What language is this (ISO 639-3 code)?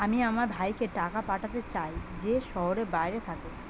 ben